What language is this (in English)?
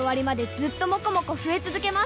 Japanese